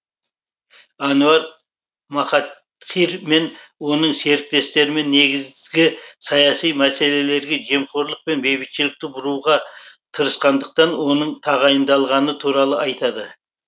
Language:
Kazakh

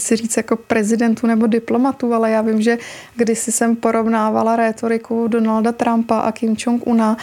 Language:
Czech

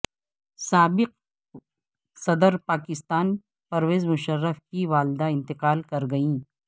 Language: Urdu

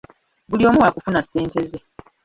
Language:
Ganda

